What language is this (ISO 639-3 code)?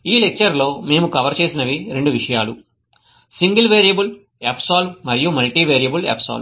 tel